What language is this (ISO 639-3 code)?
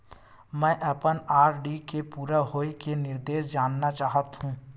hne